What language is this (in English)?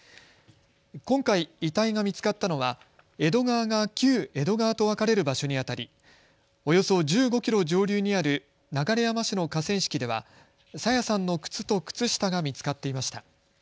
Japanese